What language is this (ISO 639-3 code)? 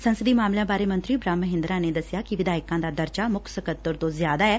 pan